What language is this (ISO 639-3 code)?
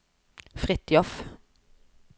nor